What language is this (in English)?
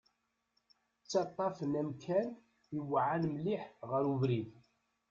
Kabyle